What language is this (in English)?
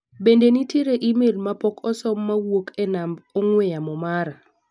Luo (Kenya and Tanzania)